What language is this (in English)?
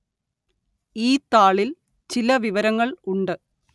Malayalam